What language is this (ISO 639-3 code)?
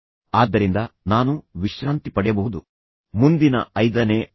kan